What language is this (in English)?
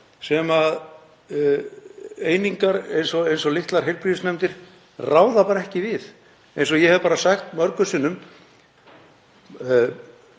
Icelandic